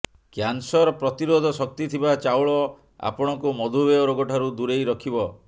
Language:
Odia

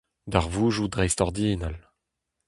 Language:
Breton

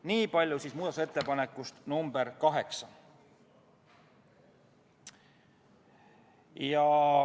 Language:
Estonian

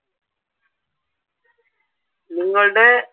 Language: Malayalam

